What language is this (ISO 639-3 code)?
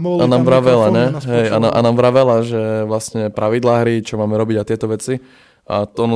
slk